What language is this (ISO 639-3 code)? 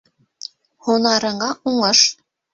bak